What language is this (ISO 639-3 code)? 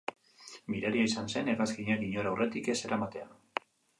eus